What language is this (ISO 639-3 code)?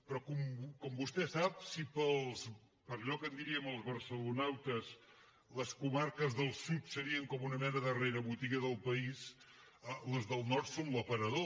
cat